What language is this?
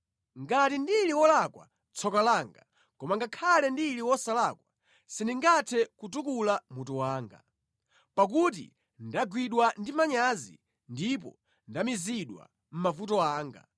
Nyanja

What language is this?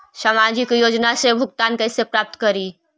Magahi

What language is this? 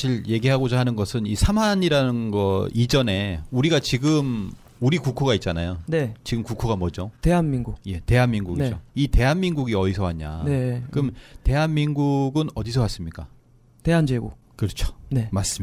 Korean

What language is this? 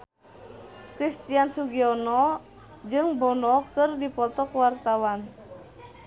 Sundanese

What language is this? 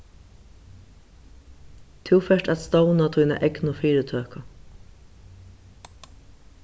Faroese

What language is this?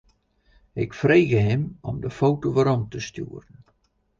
Western Frisian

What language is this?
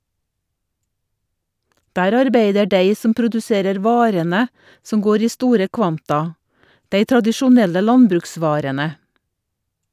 Norwegian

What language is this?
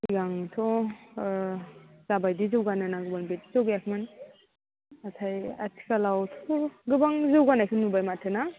Bodo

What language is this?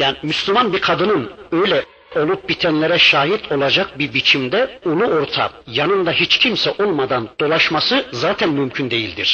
Turkish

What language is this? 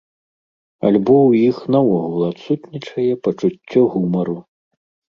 Belarusian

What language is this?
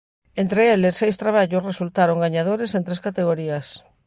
Galician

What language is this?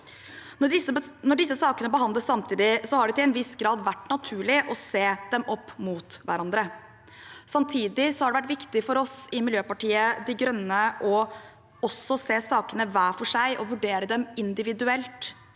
Norwegian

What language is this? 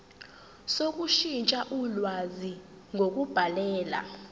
Zulu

